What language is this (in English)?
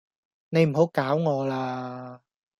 Cantonese